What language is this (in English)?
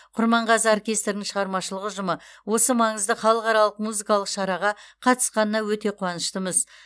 Kazakh